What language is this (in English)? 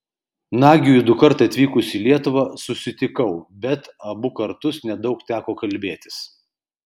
Lithuanian